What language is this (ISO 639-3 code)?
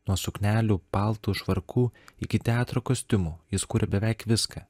lit